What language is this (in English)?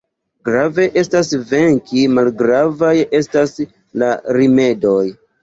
Esperanto